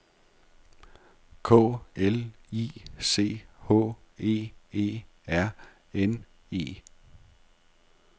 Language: Danish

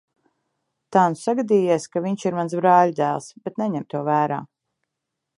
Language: Latvian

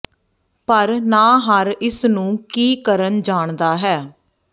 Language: Punjabi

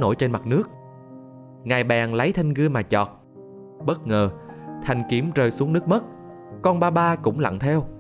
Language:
Vietnamese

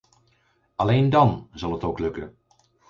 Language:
Dutch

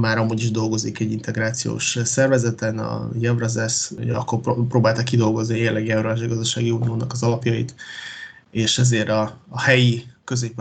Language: Hungarian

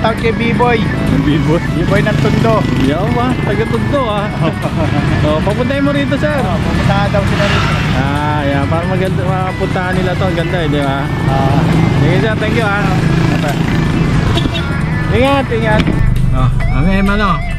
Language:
Filipino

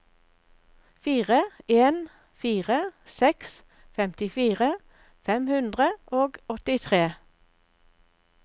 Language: Norwegian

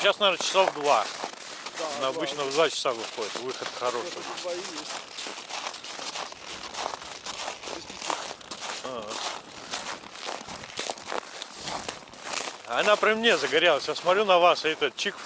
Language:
Russian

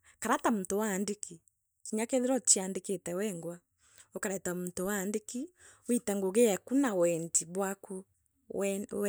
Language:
Meru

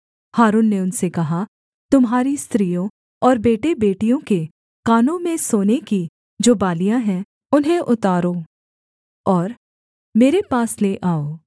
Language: Hindi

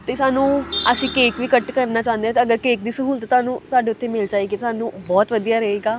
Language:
Punjabi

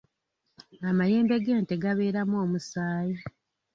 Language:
Ganda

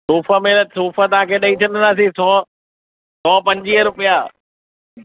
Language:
Sindhi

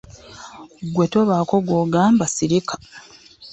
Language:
Ganda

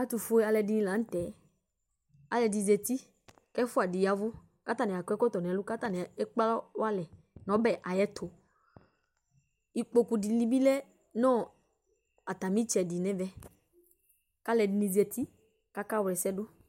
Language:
Ikposo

